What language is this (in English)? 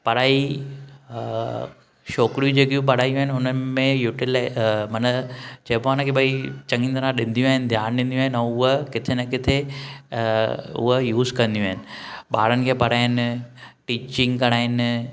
Sindhi